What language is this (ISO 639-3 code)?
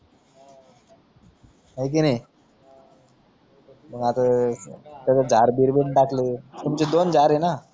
mar